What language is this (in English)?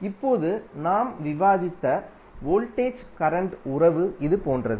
Tamil